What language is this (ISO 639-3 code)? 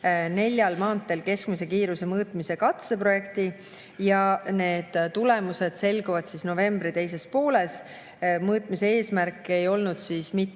est